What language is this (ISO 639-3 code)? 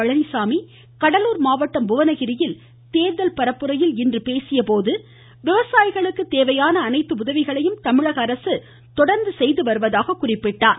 tam